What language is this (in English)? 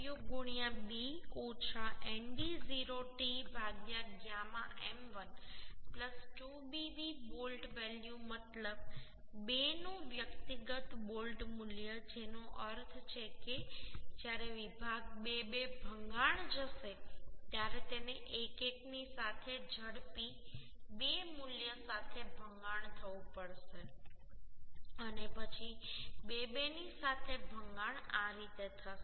Gujarati